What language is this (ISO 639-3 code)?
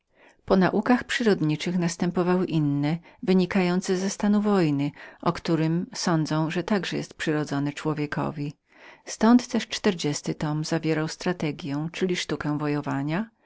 pol